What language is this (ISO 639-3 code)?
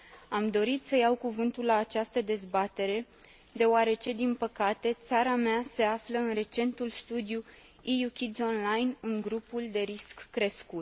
ron